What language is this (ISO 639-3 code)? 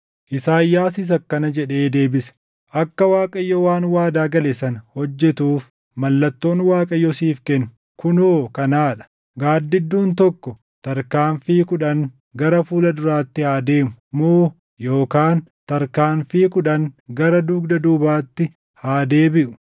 orm